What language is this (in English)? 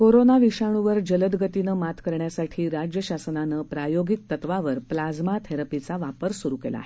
Marathi